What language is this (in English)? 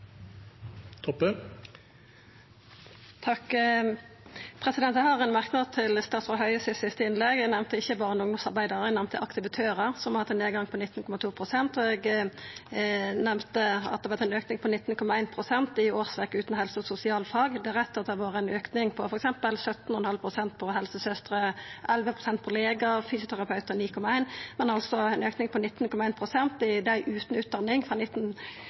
Norwegian Nynorsk